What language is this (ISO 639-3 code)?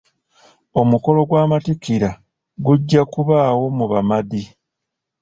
lug